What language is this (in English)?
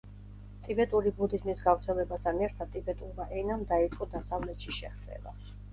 Georgian